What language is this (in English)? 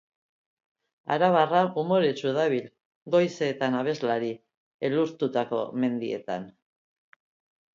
Basque